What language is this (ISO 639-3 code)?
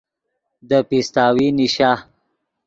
ydg